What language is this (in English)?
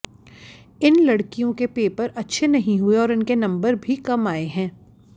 Hindi